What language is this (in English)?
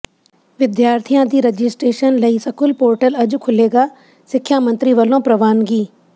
Punjabi